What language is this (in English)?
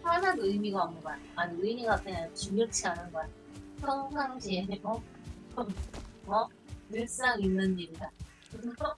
Korean